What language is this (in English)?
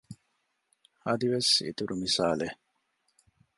Divehi